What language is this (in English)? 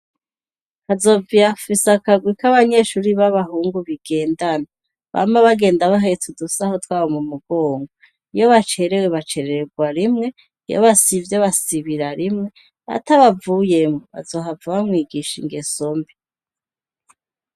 Rundi